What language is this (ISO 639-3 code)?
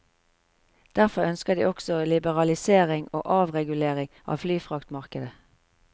nor